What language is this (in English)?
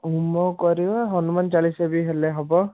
Odia